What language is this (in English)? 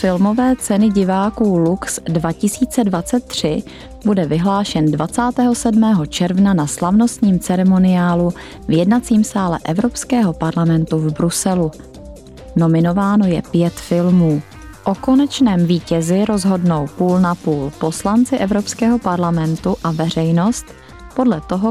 Czech